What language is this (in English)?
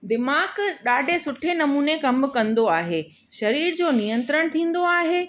Sindhi